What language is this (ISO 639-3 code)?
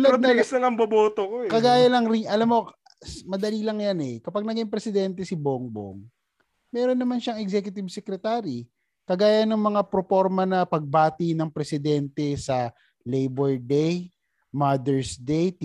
fil